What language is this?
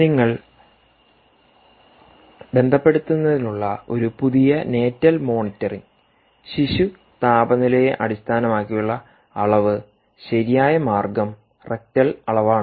Malayalam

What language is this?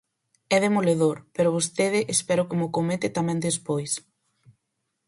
Galician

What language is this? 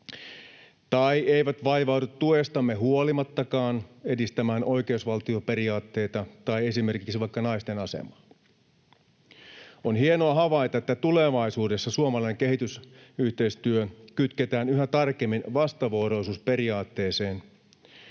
Finnish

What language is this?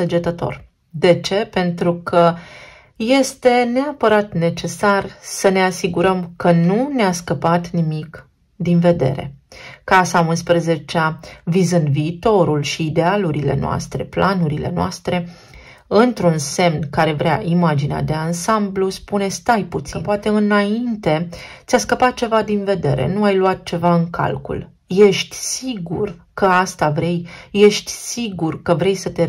Romanian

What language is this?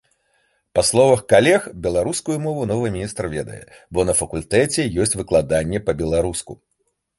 Belarusian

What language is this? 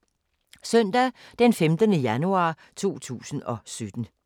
Danish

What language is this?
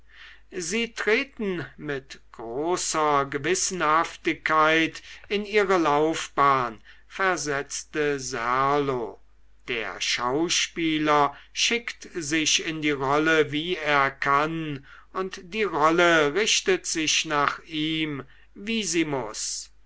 German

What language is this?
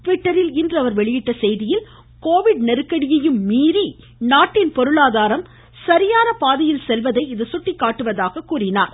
Tamil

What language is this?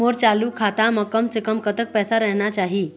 Chhattisgarhi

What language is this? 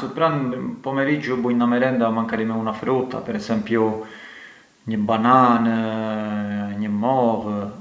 Arbëreshë Albanian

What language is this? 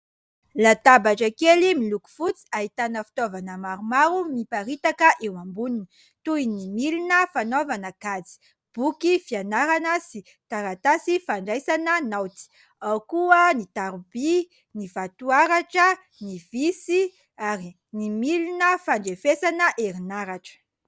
Malagasy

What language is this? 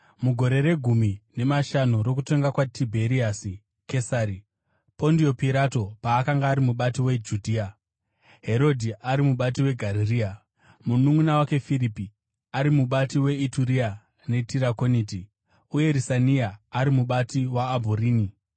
Shona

